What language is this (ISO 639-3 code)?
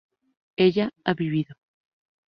spa